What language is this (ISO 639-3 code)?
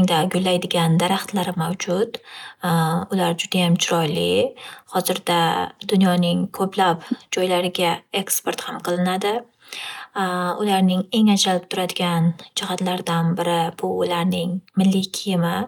uzb